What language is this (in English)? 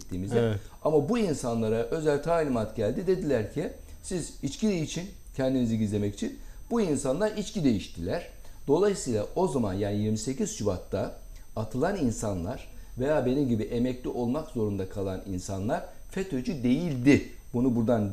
Turkish